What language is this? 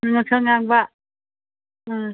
Manipuri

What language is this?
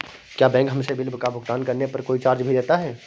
Hindi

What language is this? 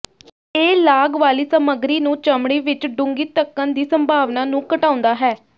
Punjabi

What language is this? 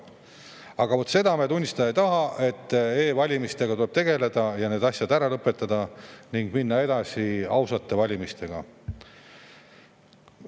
Estonian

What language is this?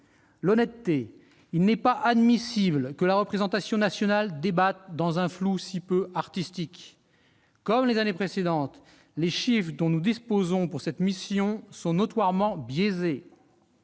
French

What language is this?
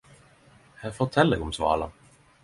Norwegian Nynorsk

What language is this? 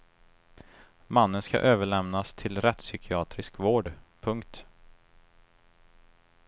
Swedish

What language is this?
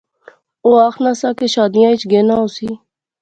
Pahari-Potwari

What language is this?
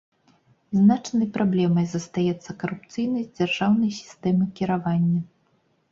Belarusian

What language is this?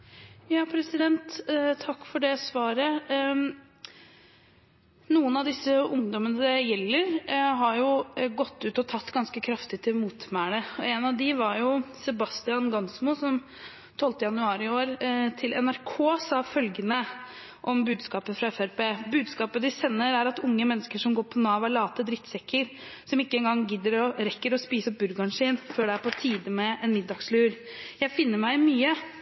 Norwegian Bokmål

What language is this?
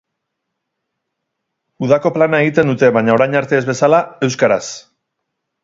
Basque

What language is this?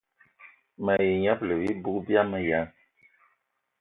Eton (Cameroon)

